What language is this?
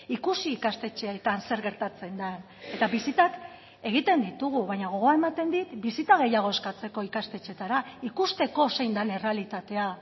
Basque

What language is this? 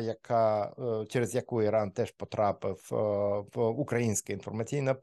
Ukrainian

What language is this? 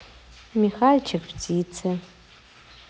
Russian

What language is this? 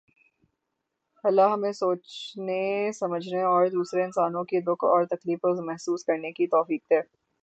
Urdu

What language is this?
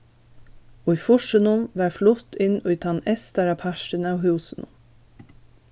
Faroese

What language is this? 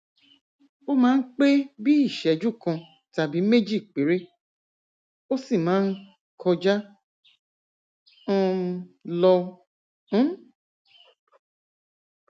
Yoruba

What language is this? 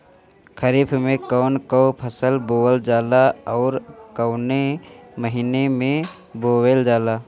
Bhojpuri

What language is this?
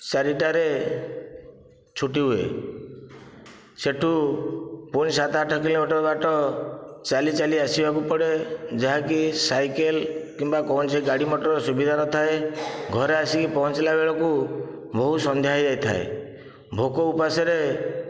Odia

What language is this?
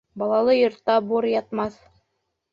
Bashkir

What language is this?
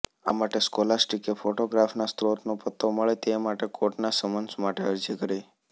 Gujarati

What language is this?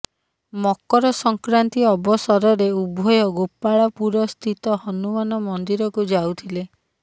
Odia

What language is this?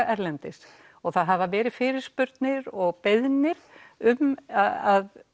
Icelandic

